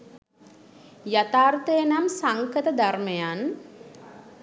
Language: Sinhala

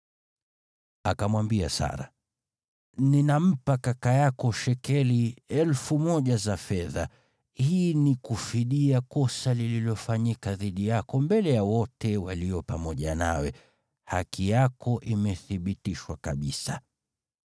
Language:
Swahili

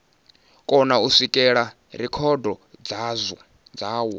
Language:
Venda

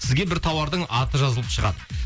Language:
Kazakh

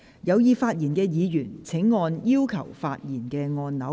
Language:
Cantonese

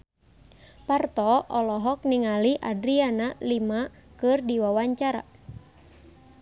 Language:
Sundanese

